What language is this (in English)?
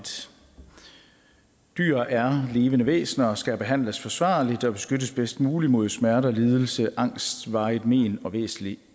Danish